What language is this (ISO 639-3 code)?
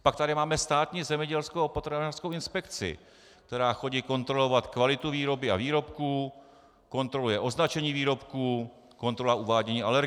ces